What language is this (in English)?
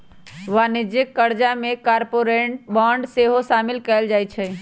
Magahi